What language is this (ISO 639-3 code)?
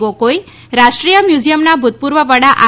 guj